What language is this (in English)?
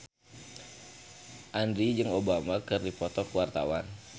Sundanese